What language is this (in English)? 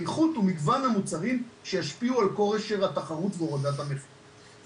Hebrew